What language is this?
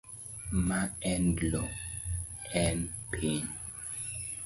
Luo (Kenya and Tanzania)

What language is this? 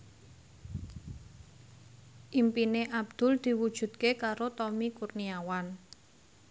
Javanese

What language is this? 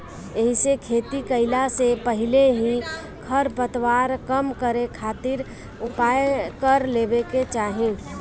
Bhojpuri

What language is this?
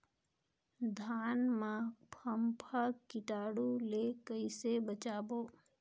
Chhattisgarhi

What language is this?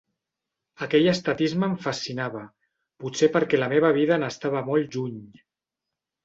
Catalan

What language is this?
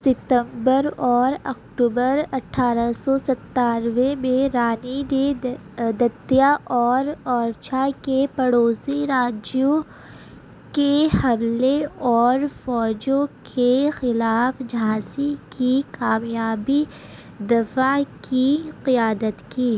Urdu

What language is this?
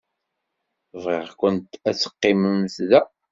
Kabyle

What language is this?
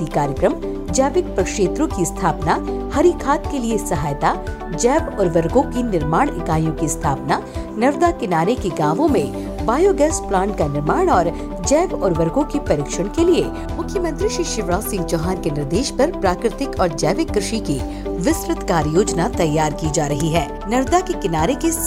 Hindi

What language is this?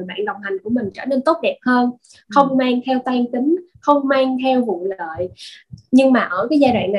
Vietnamese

